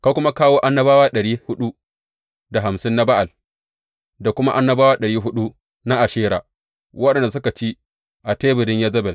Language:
Hausa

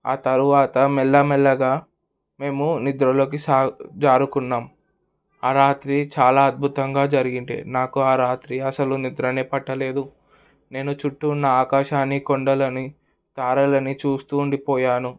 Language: Telugu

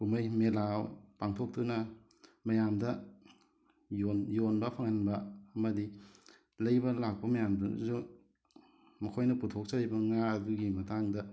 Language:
Manipuri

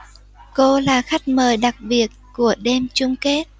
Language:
Vietnamese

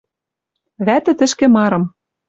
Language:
Western Mari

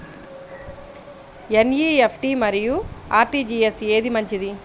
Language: Telugu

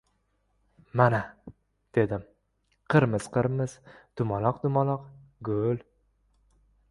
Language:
Uzbek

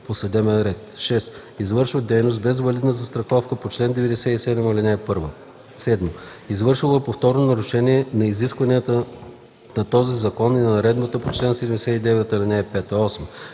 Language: Bulgarian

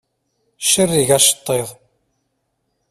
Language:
Kabyle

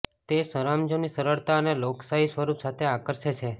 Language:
Gujarati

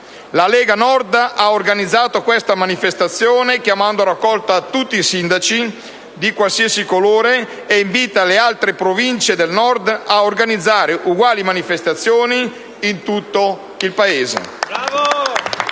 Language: Italian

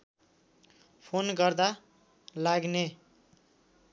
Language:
Nepali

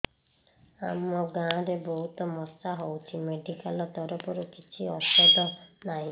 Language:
Odia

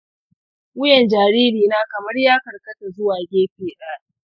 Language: Hausa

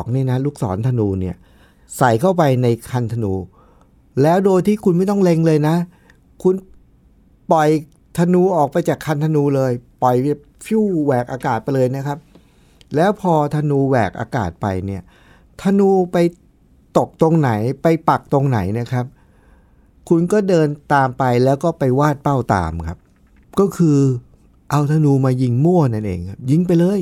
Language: Thai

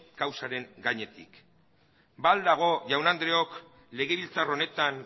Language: Basque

